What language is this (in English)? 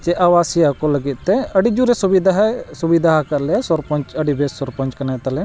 Santali